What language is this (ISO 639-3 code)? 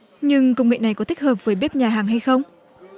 vie